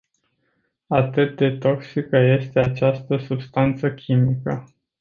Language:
Romanian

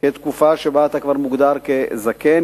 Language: Hebrew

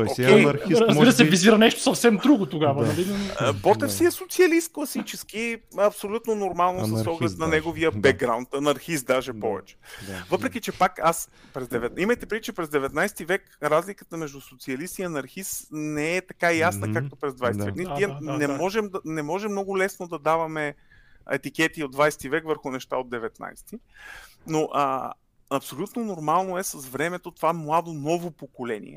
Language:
Bulgarian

